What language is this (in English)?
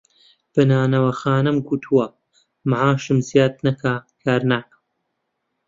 Central Kurdish